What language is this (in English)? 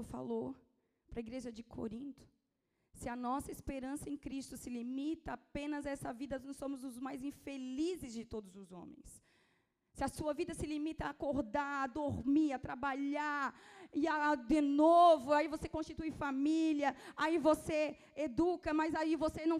Portuguese